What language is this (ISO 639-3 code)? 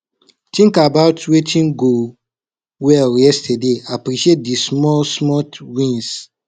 pcm